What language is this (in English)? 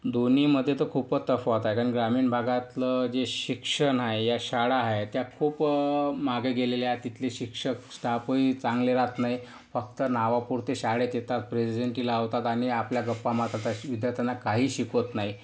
Marathi